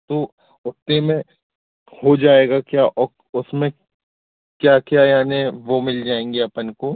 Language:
Hindi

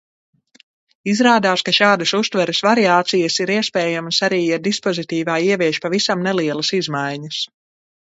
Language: Latvian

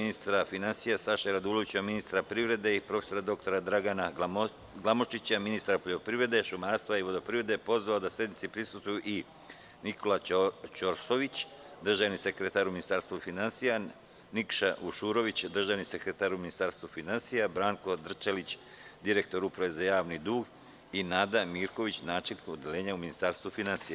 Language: Serbian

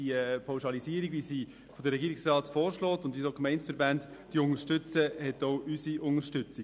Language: Swiss German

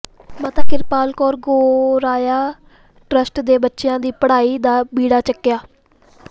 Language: Punjabi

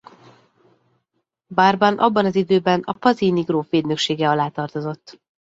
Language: Hungarian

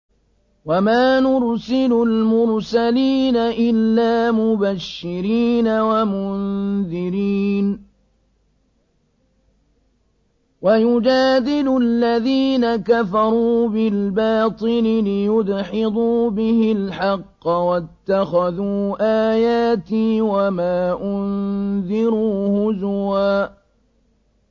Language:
Arabic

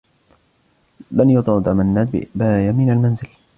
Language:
Arabic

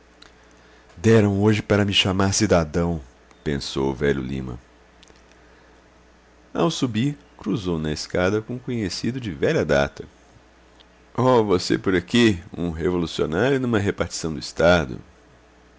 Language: Portuguese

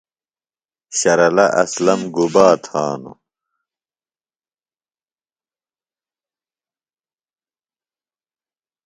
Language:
Phalura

